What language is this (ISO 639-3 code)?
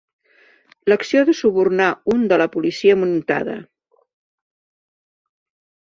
cat